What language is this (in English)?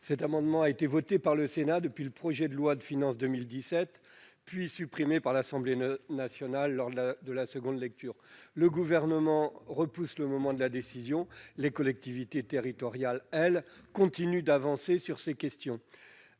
French